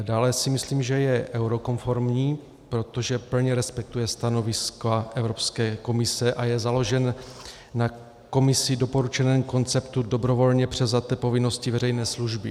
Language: Czech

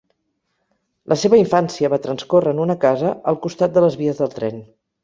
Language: Catalan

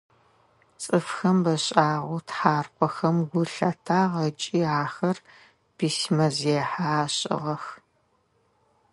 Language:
Adyghe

